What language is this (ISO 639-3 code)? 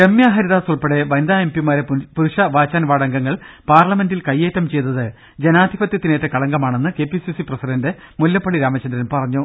mal